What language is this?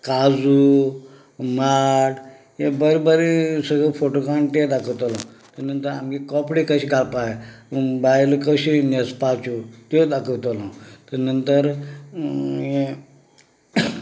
Konkani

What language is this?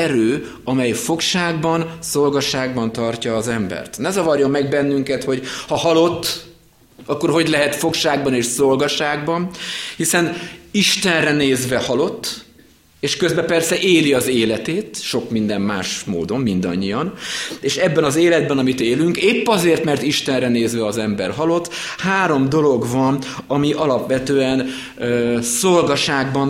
Hungarian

